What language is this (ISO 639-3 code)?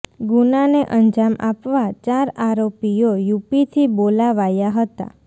guj